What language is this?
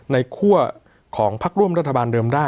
Thai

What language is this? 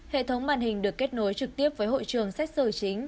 Vietnamese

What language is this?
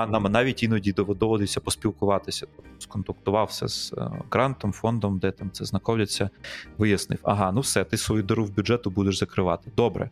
Ukrainian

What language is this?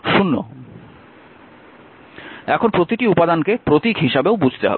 Bangla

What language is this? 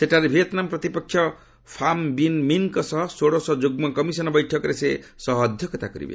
Odia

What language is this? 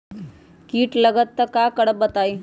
Magahi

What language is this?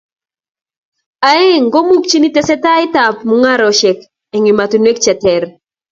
Kalenjin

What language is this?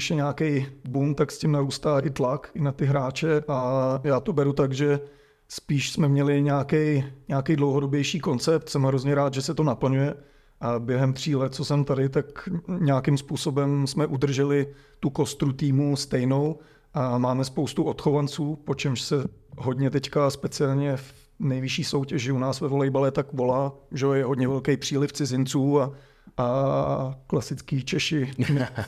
Czech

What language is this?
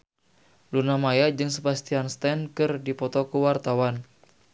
Sundanese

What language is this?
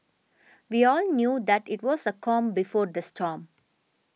English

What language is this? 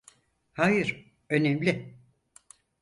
Turkish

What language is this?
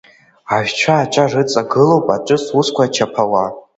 Abkhazian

